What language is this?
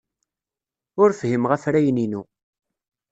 Kabyle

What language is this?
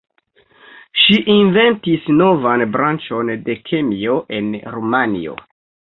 Esperanto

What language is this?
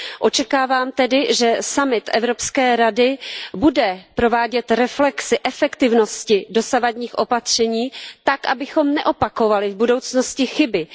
Czech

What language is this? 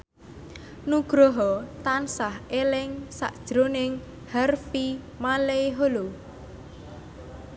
Javanese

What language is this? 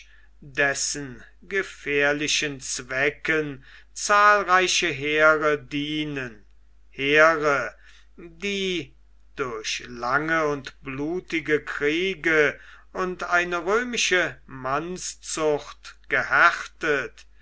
German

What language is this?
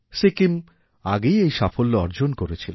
Bangla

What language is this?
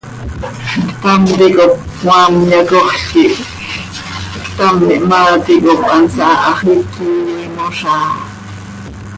Seri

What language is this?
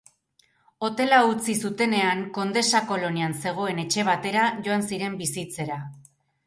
Basque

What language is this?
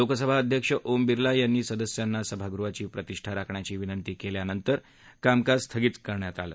Marathi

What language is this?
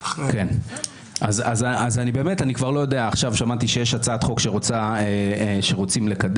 Hebrew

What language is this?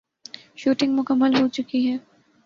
Urdu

